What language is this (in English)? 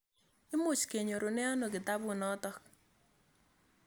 Kalenjin